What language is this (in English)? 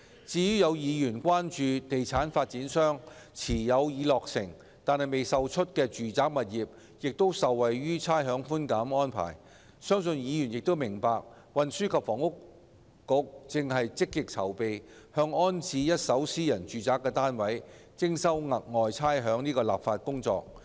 Cantonese